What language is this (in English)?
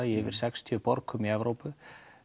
Icelandic